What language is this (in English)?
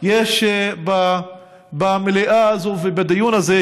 Hebrew